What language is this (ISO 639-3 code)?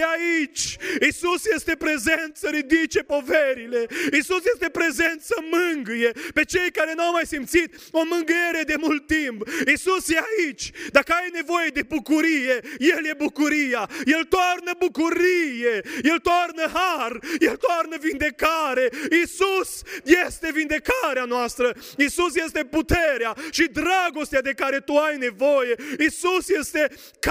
ron